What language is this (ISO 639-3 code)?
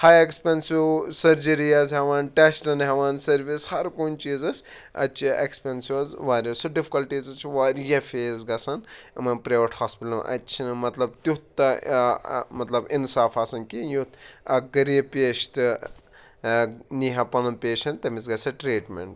kas